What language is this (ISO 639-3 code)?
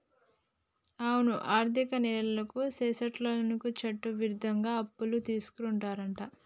tel